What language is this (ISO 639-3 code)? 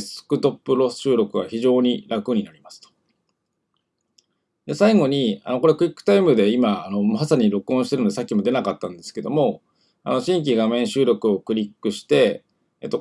jpn